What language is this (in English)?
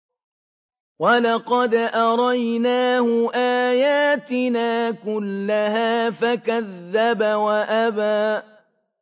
Arabic